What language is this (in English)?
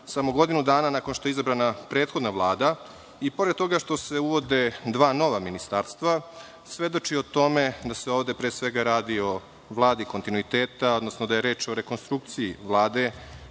Serbian